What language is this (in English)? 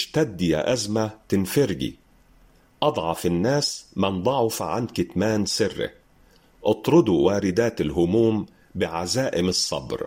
Arabic